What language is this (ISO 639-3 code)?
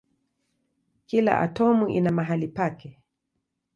swa